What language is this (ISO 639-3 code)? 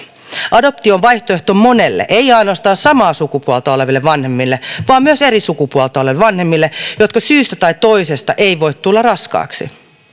fin